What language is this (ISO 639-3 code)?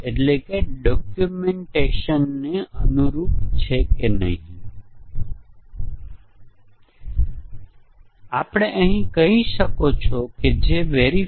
guj